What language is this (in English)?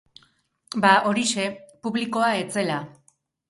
Basque